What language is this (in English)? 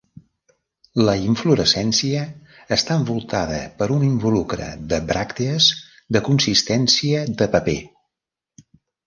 Catalan